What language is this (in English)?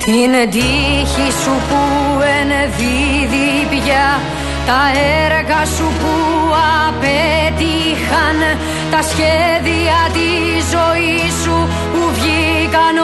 Greek